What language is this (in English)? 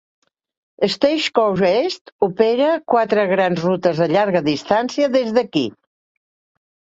Catalan